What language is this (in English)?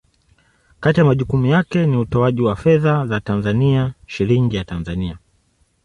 Swahili